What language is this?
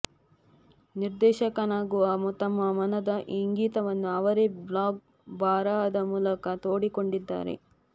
Kannada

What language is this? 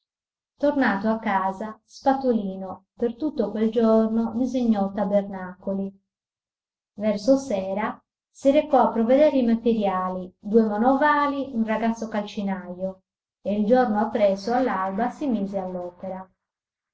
Italian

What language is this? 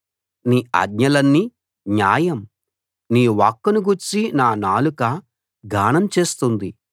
Telugu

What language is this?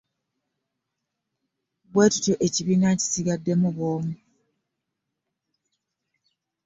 Ganda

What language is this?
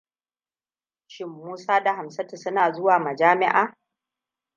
Hausa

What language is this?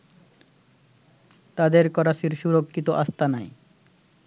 Bangla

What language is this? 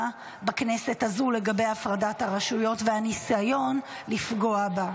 Hebrew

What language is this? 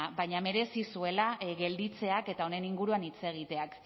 Basque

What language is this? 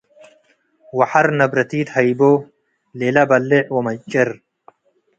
Tigre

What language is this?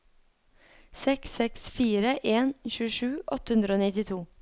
Norwegian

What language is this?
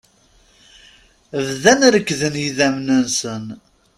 Kabyle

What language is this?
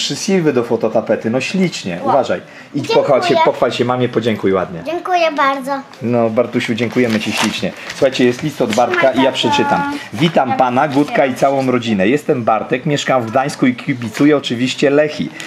Polish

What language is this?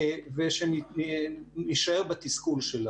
Hebrew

